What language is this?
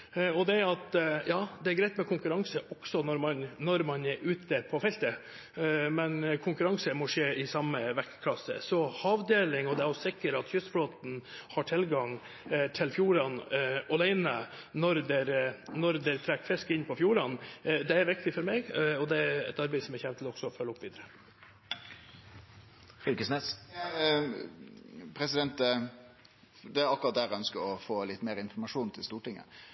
Norwegian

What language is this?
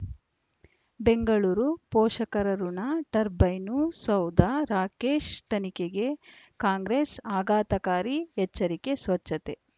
Kannada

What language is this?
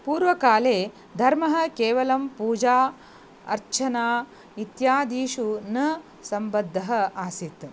Sanskrit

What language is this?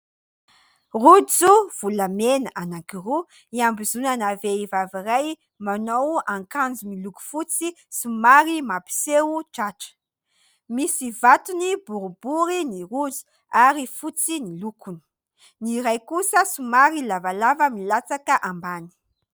Malagasy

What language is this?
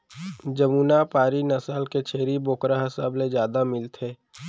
Chhattisgarhi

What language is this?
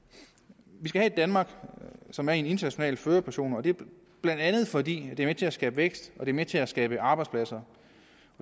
Danish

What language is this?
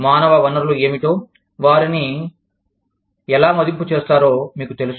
Telugu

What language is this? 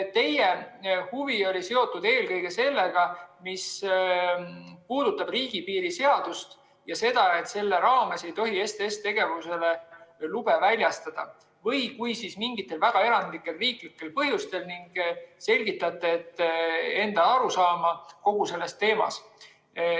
Estonian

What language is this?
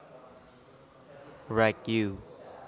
Javanese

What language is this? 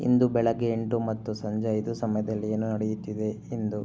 Kannada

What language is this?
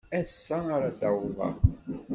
Kabyle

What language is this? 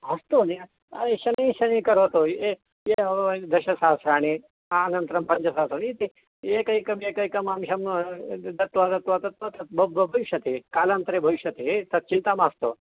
Sanskrit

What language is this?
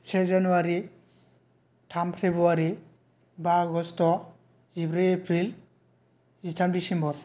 Bodo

